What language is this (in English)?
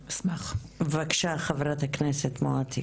Hebrew